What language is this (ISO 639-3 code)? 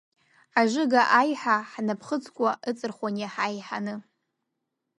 abk